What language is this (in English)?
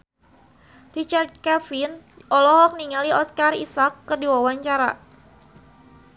Sundanese